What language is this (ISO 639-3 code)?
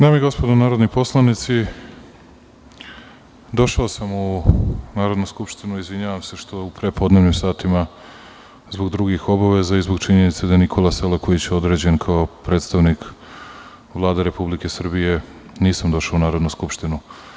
srp